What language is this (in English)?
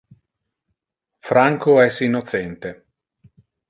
Interlingua